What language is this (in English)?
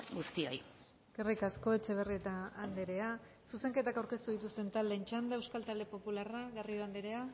Basque